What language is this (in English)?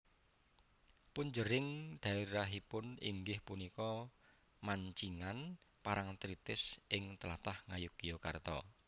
Javanese